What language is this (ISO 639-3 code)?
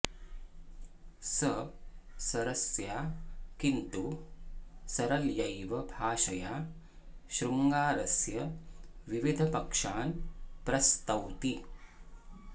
san